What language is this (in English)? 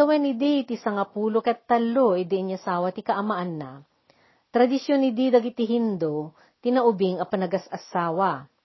Filipino